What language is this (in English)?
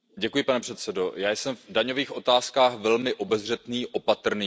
Czech